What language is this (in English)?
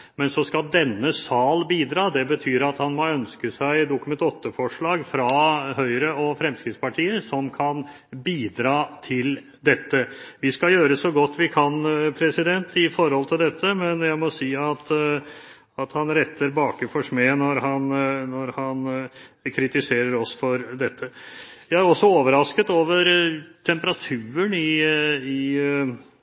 Norwegian Bokmål